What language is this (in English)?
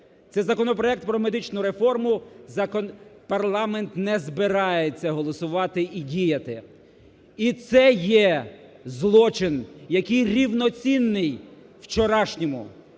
Ukrainian